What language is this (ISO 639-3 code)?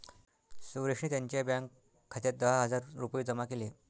mar